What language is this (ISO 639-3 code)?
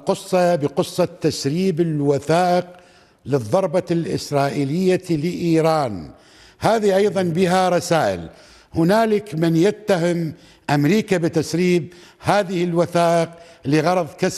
ara